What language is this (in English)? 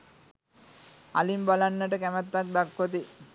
Sinhala